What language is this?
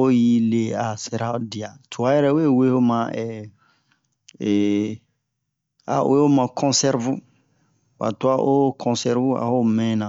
Bomu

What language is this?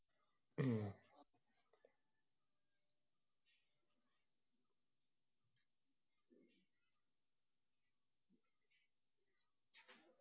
Malayalam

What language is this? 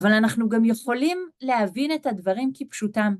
Hebrew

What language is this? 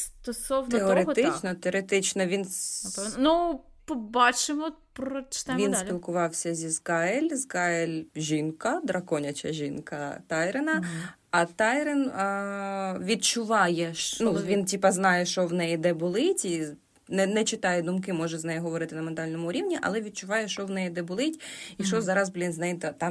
Ukrainian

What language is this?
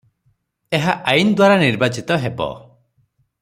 Odia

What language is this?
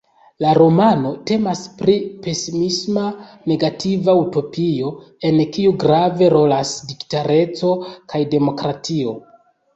Esperanto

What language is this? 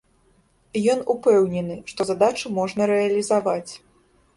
Belarusian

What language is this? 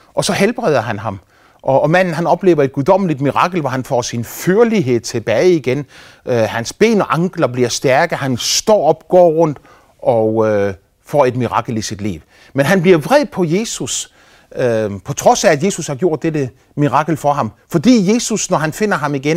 Danish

